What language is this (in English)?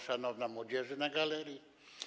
Polish